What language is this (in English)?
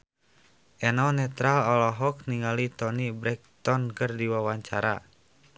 Sundanese